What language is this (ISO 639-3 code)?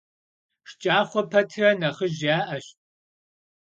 kbd